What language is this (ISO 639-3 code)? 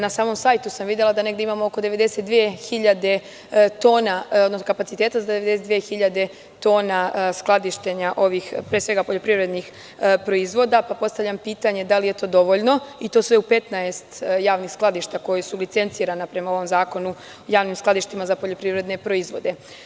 srp